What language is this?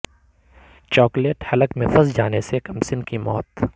Urdu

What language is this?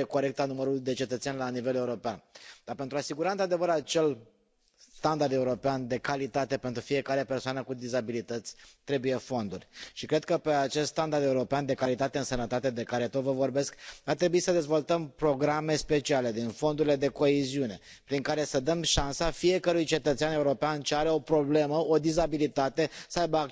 Romanian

